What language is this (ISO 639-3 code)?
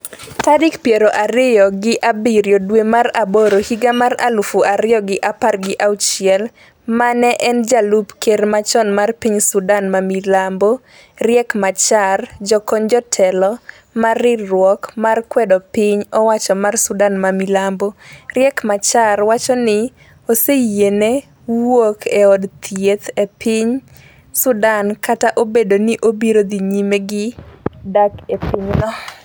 luo